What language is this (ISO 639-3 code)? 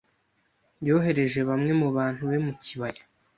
kin